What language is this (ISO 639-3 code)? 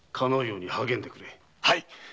jpn